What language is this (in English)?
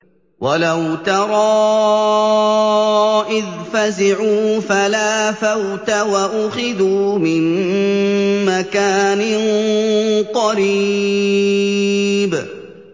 Arabic